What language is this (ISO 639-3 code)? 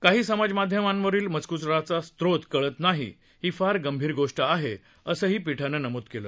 mar